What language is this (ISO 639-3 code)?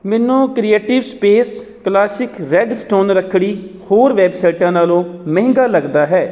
pan